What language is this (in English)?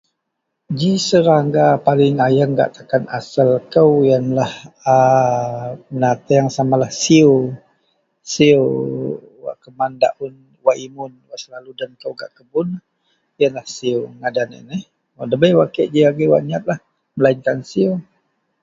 Central Melanau